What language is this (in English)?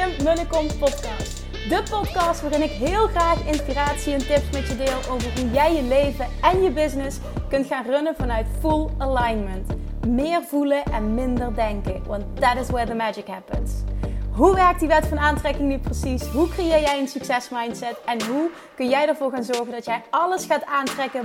Dutch